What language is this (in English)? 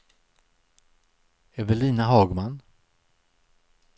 Swedish